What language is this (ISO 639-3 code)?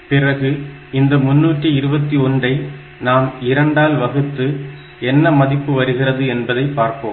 tam